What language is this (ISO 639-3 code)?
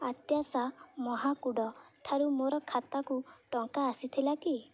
ori